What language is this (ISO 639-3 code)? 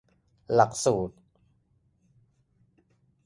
tha